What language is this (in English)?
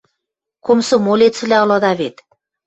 Western Mari